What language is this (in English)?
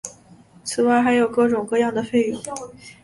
Chinese